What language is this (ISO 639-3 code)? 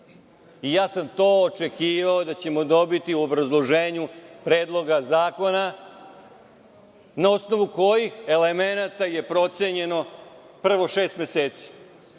srp